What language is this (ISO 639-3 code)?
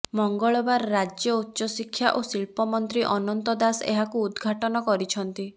ori